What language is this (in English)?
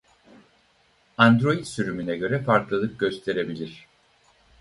Turkish